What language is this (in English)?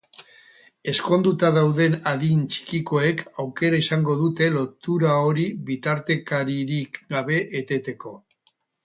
Basque